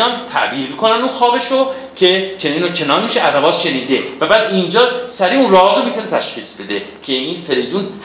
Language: Persian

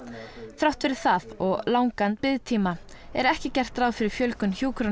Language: Icelandic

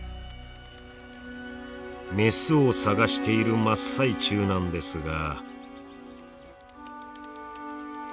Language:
Japanese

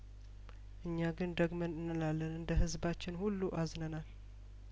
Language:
Amharic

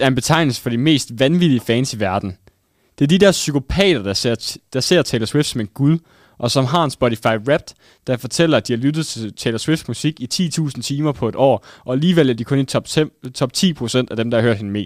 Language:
Danish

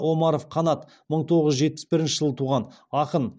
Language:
Kazakh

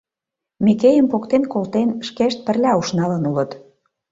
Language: Mari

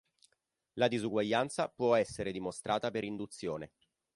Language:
Italian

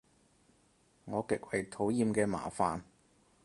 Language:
Cantonese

